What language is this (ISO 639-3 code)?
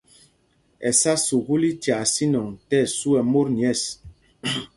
mgg